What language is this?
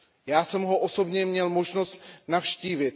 Czech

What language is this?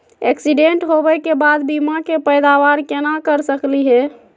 Magahi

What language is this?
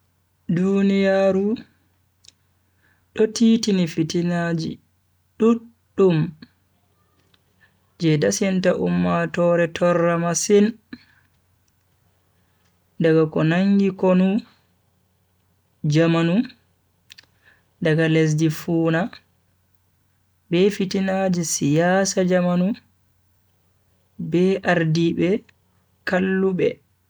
Bagirmi Fulfulde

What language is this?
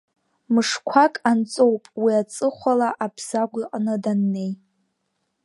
Abkhazian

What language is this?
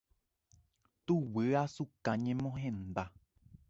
Guarani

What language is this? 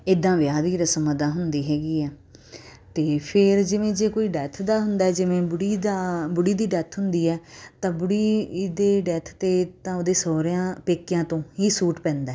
Punjabi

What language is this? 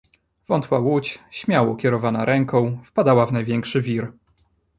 Polish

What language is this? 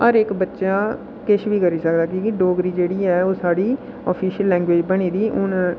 Dogri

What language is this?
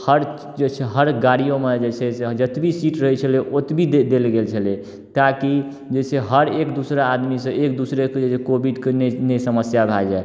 Maithili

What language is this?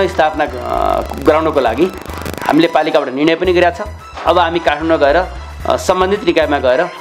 Arabic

